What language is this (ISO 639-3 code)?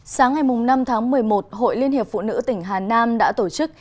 vie